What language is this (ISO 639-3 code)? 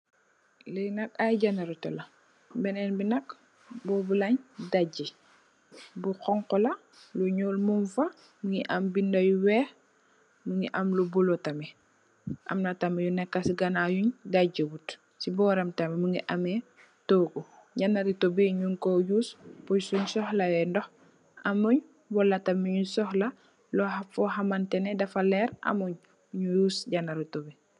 wol